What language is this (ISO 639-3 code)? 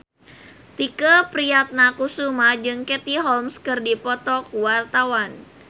sun